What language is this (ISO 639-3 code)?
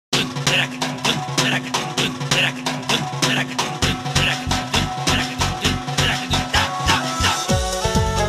ron